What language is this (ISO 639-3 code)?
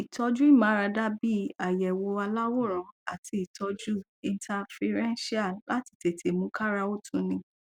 yor